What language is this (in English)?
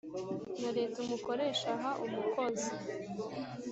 Kinyarwanda